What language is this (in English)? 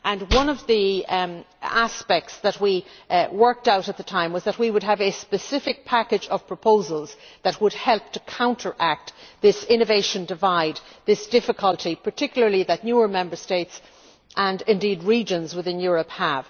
English